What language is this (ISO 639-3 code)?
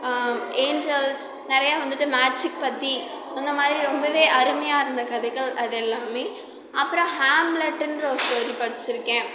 tam